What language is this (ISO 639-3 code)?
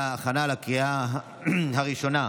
heb